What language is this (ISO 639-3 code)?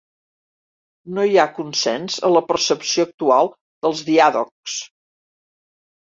cat